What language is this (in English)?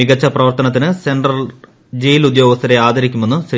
Malayalam